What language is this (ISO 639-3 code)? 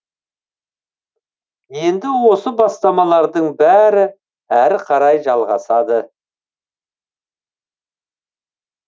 kaz